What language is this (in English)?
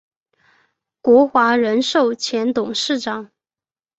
Chinese